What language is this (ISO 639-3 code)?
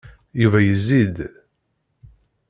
kab